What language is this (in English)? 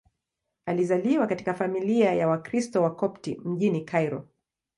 Swahili